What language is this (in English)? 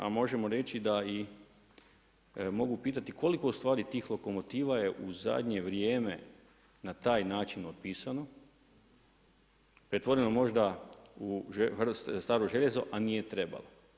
Croatian